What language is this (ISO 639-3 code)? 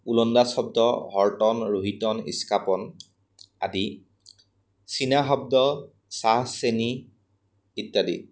asm